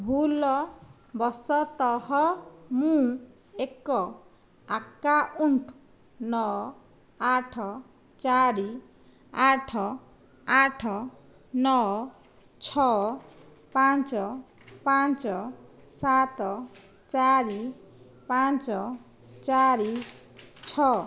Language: Odia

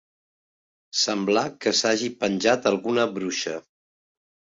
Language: Catalan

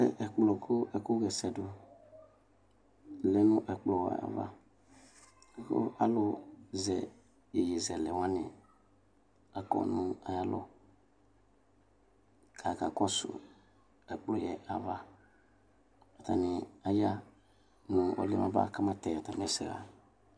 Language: Ikposo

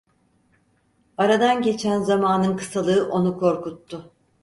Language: Turkish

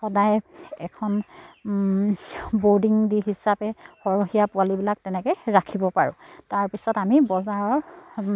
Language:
Assamese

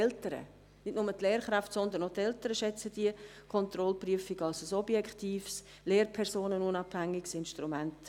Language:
Swiss German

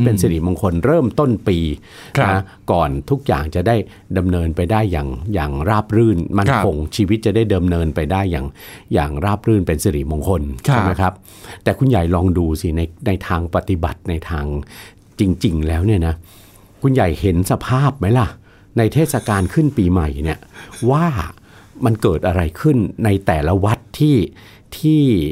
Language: Thai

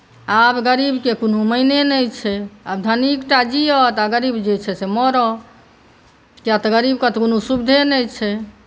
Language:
Maithili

